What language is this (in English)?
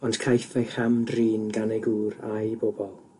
Welsh